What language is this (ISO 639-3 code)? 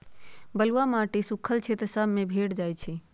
mag